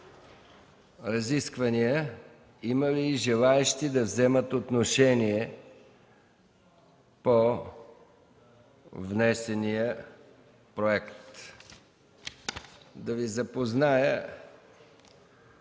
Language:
Bulgarian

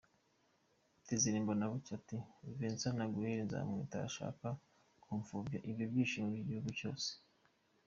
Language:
Kinyarwanda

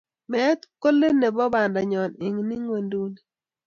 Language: Kalenjin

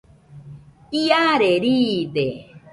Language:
Nüpode Huitoto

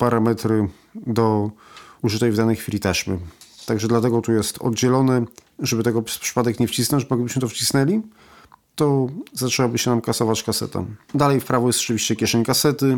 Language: Polish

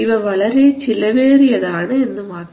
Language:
Malayalam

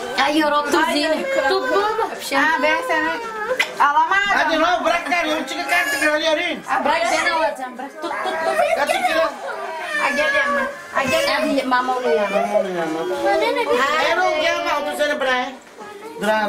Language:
Turkish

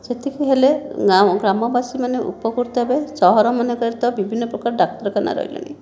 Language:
Odia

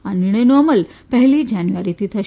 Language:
Gujarati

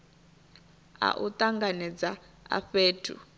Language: Venda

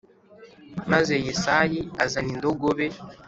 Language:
Kinyarwanda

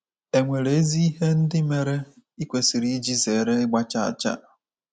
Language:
Igbo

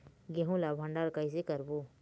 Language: Chhattisgarhi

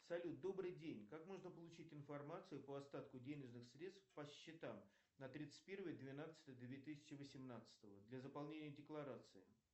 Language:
Russian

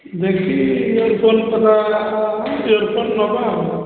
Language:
Odia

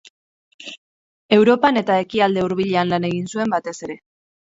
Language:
Basque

